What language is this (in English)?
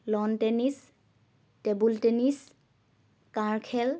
Assamese